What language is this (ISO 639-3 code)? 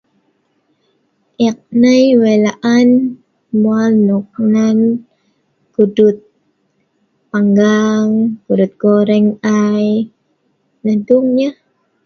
snv